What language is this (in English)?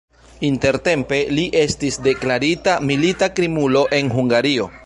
Esperanto